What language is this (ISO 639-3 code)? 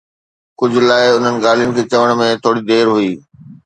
snd